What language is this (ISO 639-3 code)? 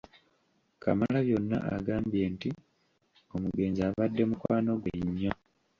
lug